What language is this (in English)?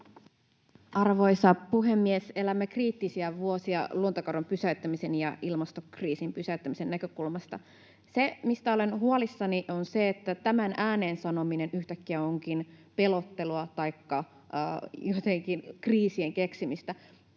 Finnish